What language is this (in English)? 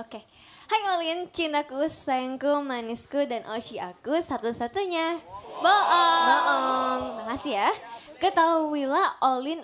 Indonesian